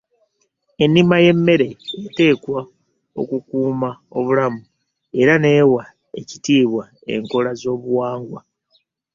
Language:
Ganda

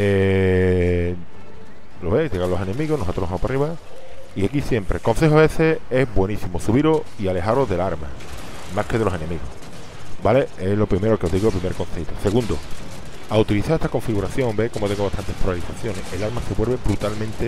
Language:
Spanish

